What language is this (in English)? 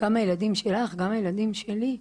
Hebrew